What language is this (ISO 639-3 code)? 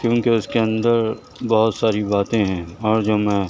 urd